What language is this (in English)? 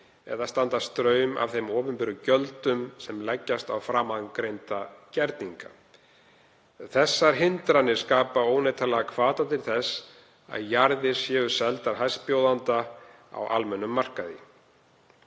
Icelandic